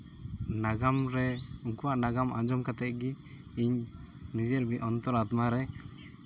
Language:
Santali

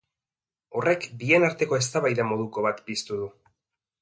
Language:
Basque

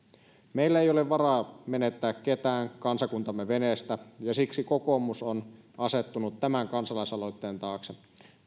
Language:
Finnish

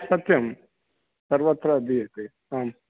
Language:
Sanskrit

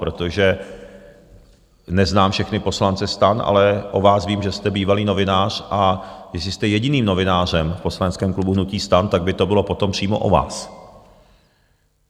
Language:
Czech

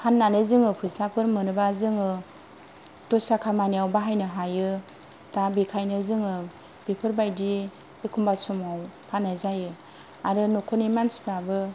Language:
Bodo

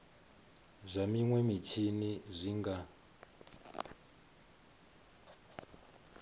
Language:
Venda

